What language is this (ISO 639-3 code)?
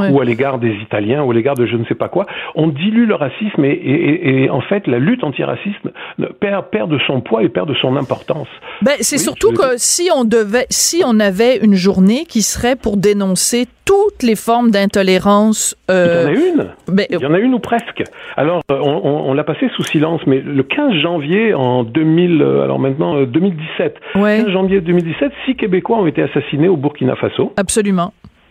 fra